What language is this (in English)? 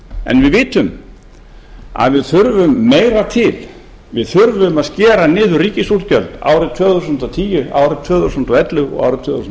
Icelandic